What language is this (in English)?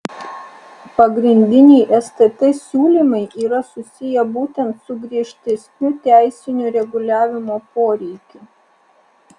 Lithuanian